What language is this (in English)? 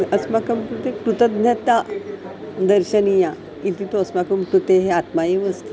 Sanskrit